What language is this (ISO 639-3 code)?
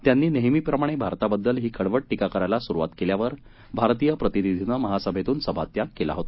mar